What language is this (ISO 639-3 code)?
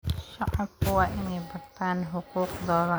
som